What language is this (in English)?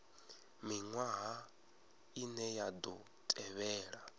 Venda